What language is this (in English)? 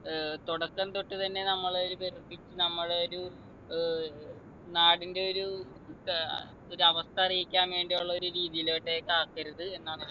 Malayalam